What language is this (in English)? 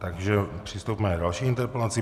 Czech